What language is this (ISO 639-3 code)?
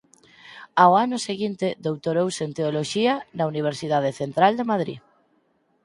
glg